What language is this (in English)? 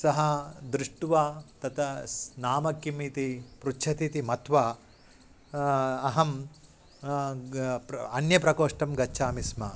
Sanskrit